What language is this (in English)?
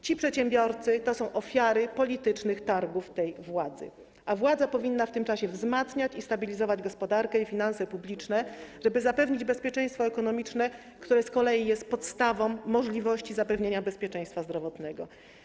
Polish